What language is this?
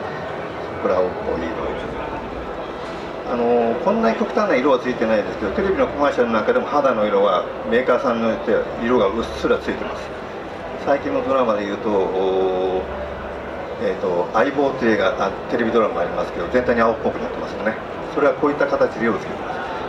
Japanese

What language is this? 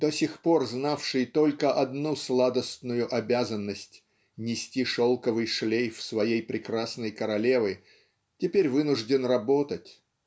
Russian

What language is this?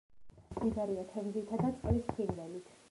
Georgian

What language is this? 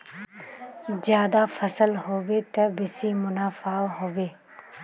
Magahi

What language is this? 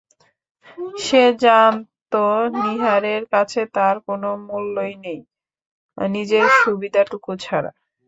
Bangla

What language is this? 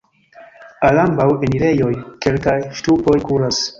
Esperanto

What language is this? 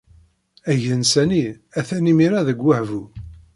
Kabyle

